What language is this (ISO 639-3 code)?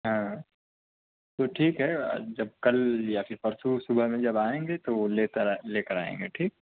urd